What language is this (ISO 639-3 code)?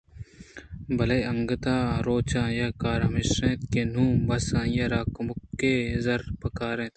bgp